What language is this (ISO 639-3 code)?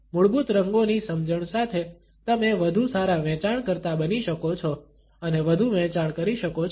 guj